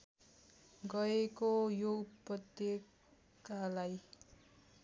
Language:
Nepali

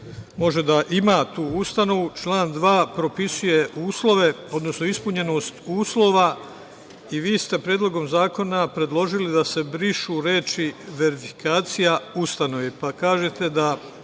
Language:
Serbian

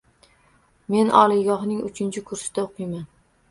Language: Uzbek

